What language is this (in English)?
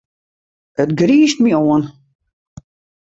Western Frisian